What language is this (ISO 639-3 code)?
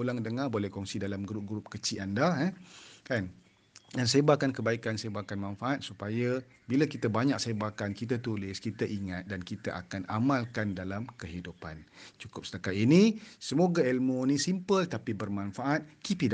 msa